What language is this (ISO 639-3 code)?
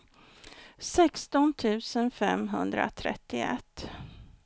swe